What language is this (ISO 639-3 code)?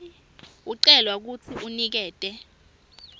ssw